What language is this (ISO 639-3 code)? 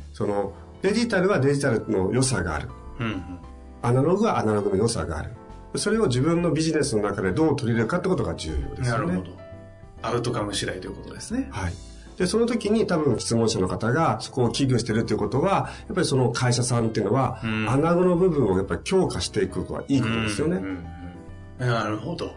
jpn